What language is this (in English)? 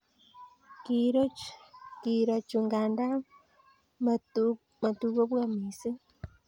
Kalenjin